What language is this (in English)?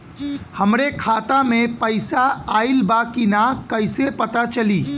Bhojpuri